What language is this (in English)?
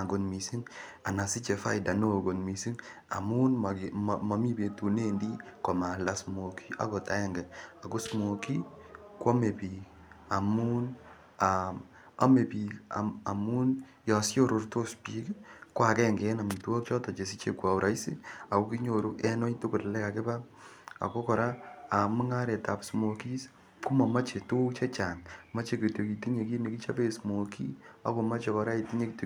Kalenjin